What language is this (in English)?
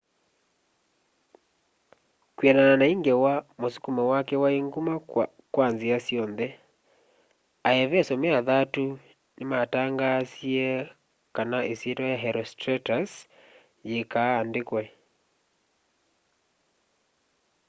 Kamba